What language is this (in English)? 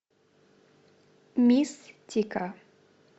Russian